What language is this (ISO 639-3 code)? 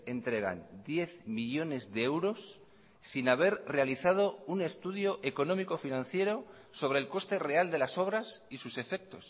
spa